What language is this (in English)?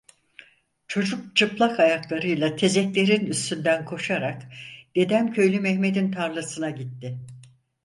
Turkish